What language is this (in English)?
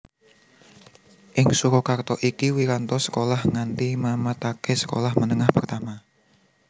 Javanese